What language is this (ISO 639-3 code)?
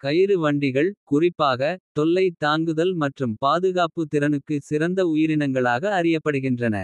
kfe